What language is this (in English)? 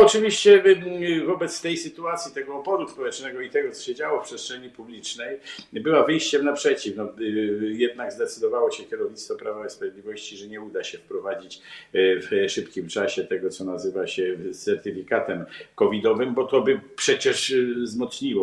Polish